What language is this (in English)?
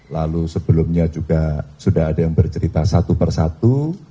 Indonesian